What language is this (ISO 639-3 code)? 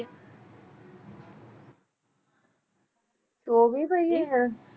pan